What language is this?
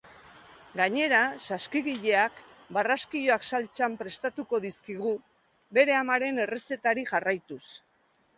Basque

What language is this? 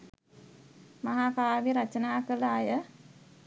Sinhala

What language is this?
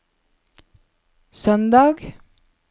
Norwegian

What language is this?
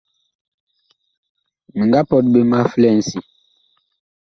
Bakoko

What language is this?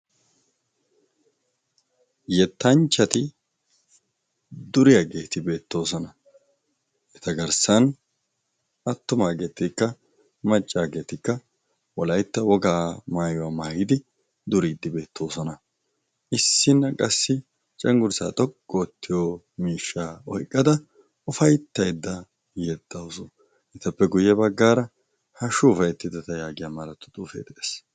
Wolaytta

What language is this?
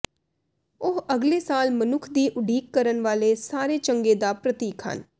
Punjabi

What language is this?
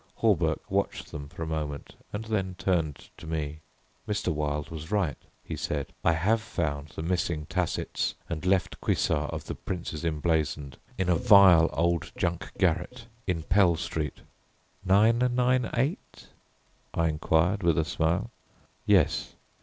English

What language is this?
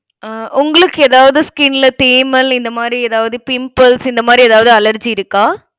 Tamil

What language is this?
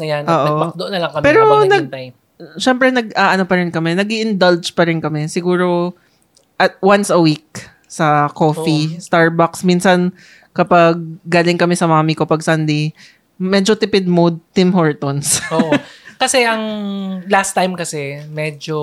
Filipino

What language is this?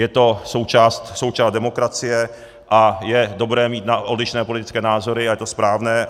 Czech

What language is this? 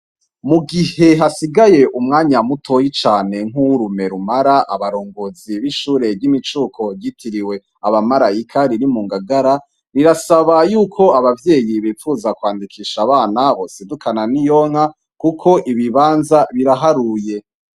Rundi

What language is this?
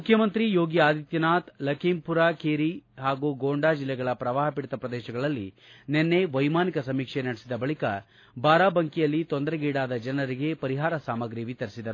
Kannada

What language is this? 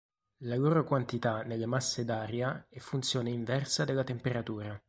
Italian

